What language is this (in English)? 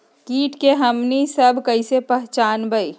Magahi